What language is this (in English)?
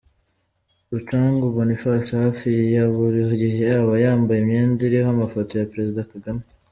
Kinyarwanda